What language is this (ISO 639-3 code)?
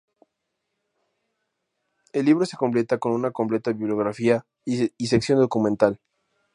spa